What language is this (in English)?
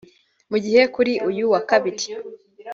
Kinyarwanda